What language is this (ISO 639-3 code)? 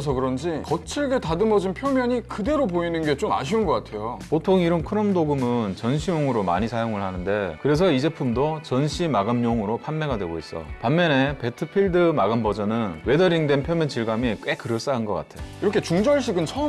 kor